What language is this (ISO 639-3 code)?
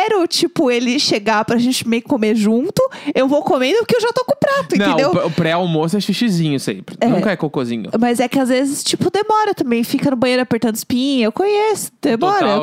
por